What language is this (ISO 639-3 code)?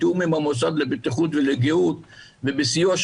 heb